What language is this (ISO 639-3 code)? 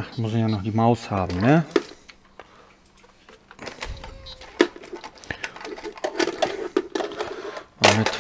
deu